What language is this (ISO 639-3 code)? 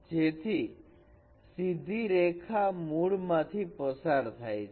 guj